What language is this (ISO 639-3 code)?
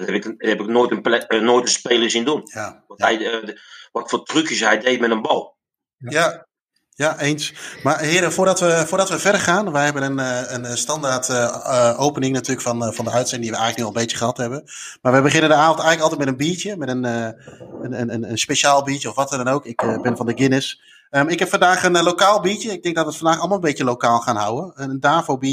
nld